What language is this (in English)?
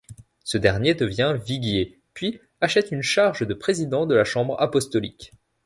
French